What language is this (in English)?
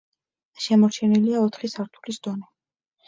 Georgian